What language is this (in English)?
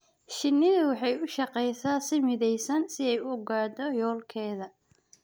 Somali